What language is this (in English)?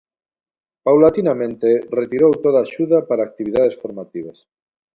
Galician